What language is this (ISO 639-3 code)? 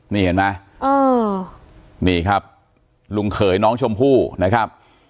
tha